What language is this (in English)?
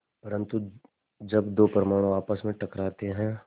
Hindi